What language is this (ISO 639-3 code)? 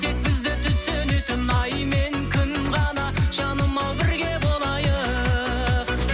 kaz